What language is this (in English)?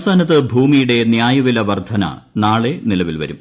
Malayalam